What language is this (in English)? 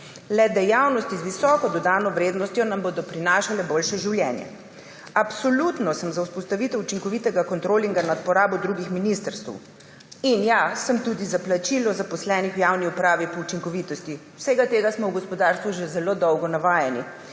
Slovenian